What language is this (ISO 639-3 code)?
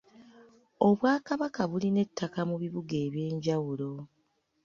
lug